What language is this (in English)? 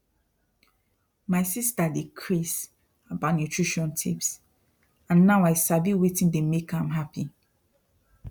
Nigerian Pidgin